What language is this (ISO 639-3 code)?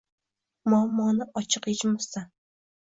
uzb